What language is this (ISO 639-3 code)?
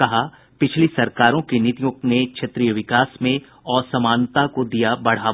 hin